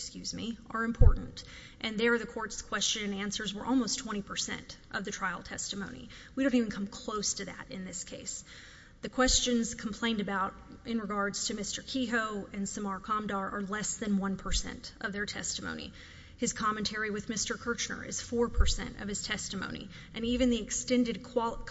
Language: English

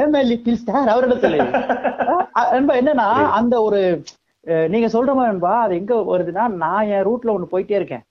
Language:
Tamil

